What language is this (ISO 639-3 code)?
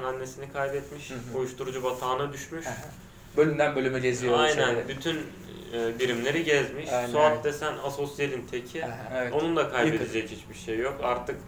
tur